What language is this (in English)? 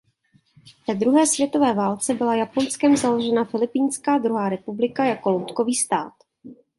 Czech